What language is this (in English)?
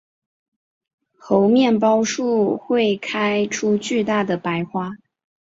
Chinese